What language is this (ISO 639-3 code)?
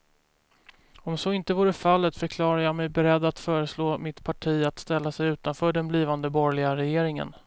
swe